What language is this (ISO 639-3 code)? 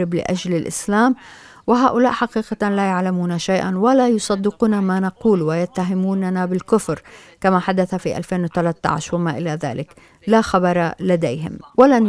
ara